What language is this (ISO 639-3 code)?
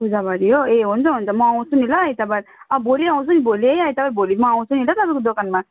nep